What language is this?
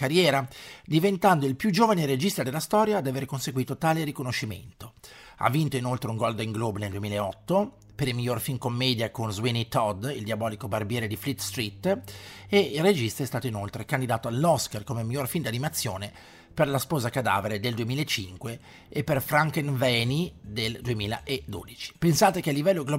Italian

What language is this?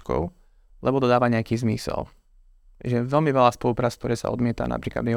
Slovak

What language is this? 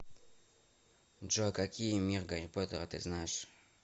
Russian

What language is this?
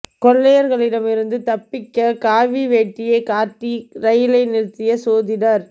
Tamil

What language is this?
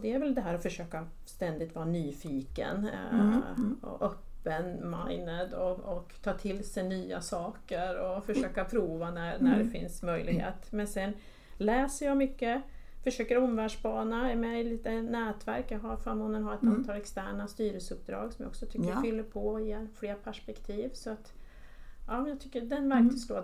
Swedish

